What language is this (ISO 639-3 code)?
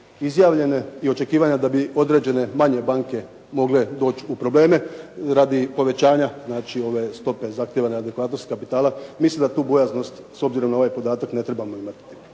hrv